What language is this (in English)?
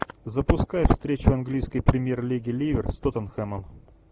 Russian